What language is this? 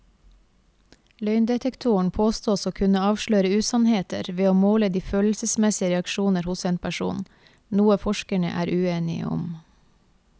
Norwegian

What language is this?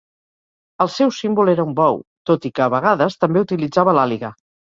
Catalan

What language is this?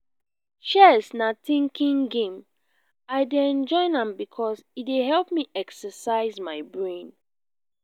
Nigerian Pidgin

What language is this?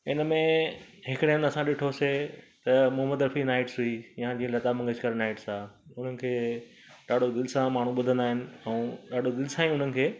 Sindhi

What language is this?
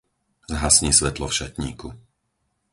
Slovak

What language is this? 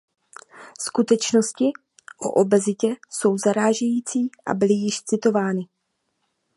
Czech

